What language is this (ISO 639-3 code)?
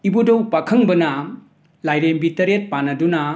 mni